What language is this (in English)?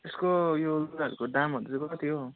Nepali